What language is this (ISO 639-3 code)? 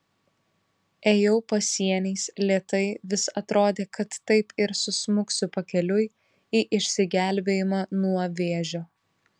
lit